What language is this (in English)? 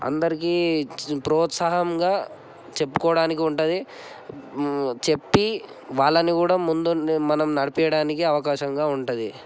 Telugu